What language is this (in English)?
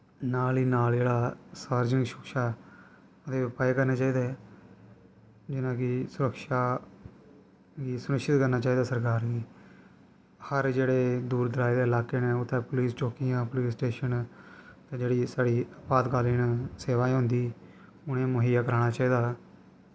Dogri